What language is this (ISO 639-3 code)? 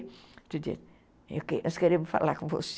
por